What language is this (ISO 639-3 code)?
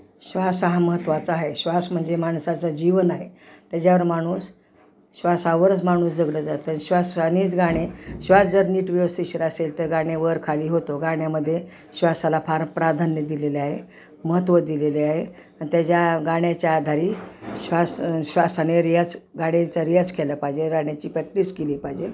mar